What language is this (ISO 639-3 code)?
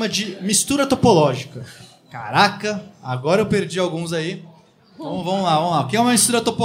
por